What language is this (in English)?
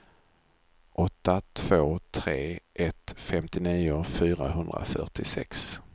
Swedish